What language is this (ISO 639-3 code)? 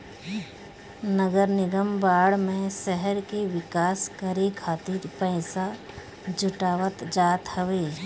bho